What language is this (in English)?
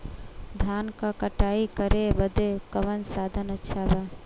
Bhojpuri